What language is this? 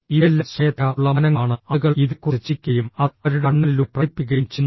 Malayalam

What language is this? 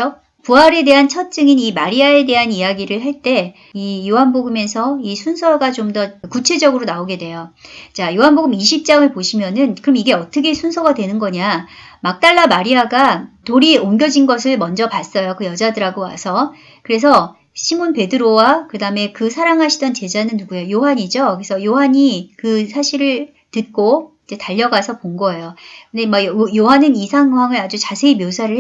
Korean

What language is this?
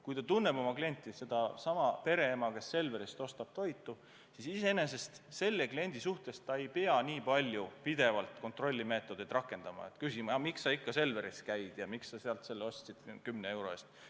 Estonian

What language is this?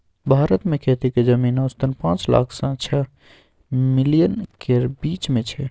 Maithili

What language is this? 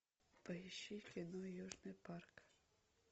Russian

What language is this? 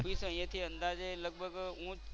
Gujarati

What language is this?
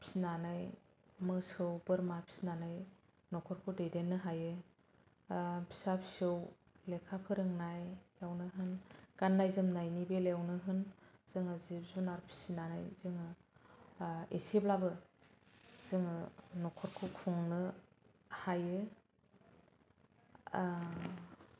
Bodo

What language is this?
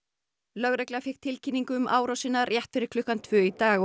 Icelandic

